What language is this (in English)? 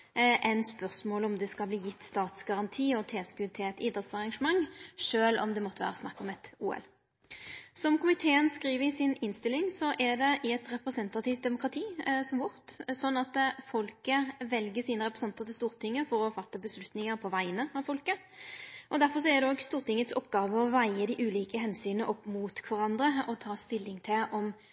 Norwegian Nynorsk